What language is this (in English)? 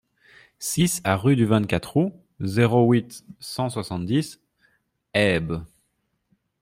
French